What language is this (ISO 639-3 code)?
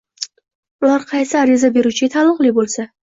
uzb